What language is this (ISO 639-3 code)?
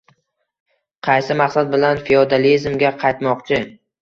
uzb